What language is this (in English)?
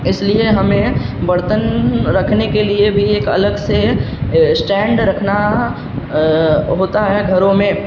Urdu